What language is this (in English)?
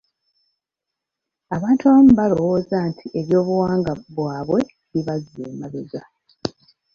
Ganda